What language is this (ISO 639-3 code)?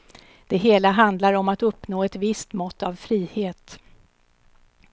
swe